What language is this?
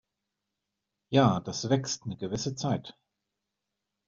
German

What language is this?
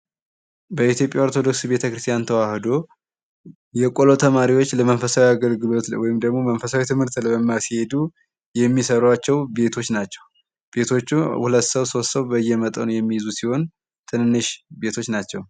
Amharic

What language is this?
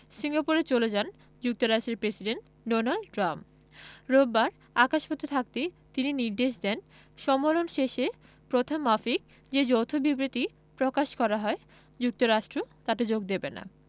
Bangla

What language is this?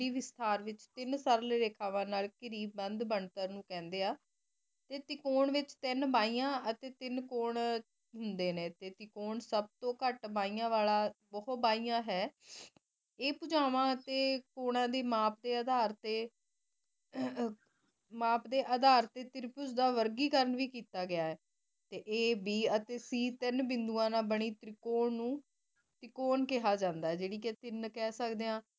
Punjabi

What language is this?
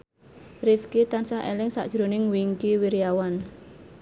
Javanese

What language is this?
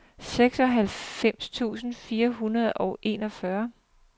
Danish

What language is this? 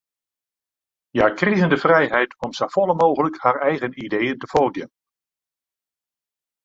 Western Frisian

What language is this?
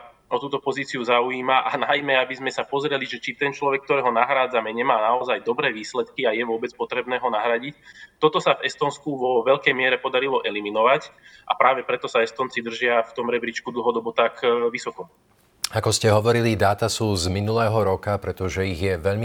Slovak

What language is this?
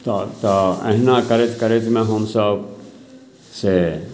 Maithili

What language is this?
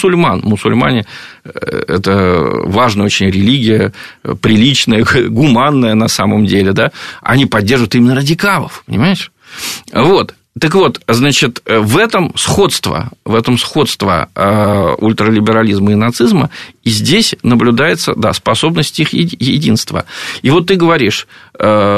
Russian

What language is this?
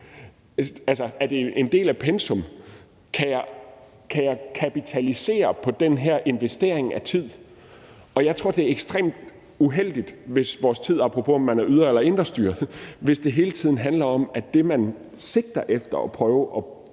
Danish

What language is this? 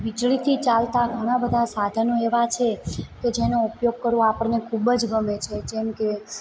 Gujarati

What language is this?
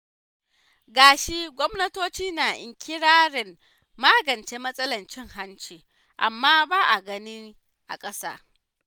Hausa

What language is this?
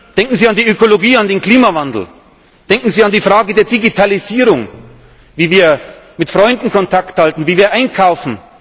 German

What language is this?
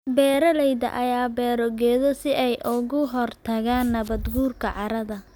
Somali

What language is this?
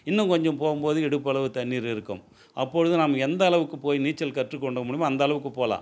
Tamil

